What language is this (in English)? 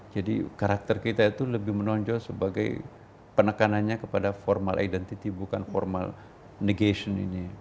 Indonesian